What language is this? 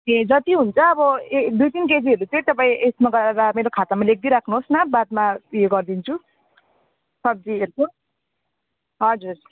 Nepali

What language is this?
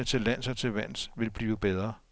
Danish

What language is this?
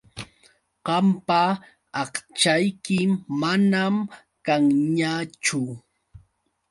Yauyos Quechua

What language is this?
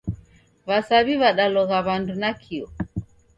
Taita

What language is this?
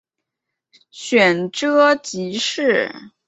Chinese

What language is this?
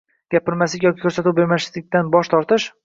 Uzbek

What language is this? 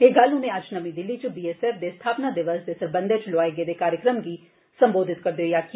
Dogri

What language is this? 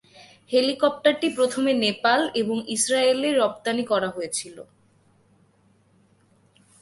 Bangla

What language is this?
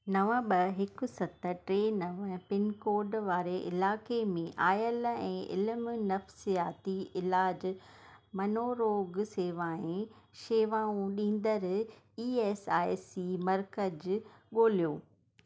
Sindhi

